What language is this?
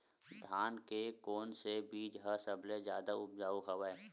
Chhattisgarhi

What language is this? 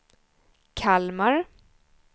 Swedish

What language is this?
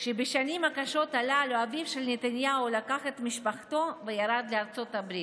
Hebrew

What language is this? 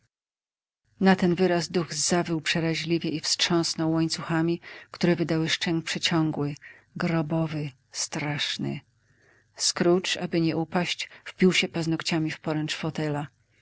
Polish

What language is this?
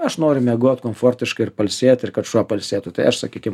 Lithuanian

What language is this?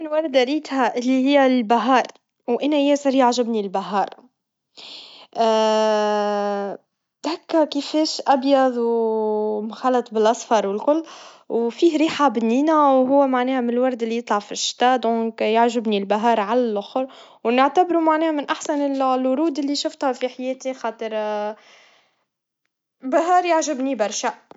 Tunisian Arabic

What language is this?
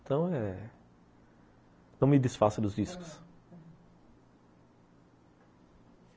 Portuguese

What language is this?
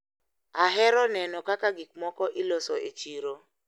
Luo (Kenya and Tanzania)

